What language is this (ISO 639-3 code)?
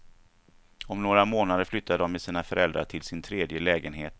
swe